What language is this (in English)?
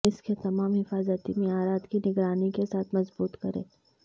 Urdu